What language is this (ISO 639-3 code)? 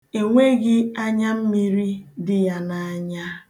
ibo